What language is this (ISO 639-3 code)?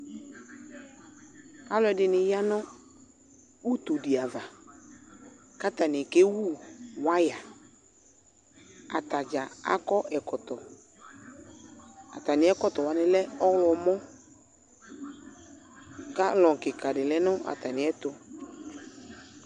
kpo